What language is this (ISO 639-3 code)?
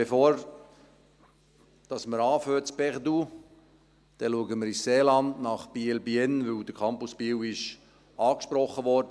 gsw